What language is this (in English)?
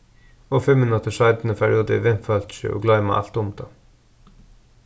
Faroese